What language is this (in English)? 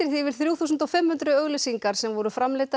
Icelandic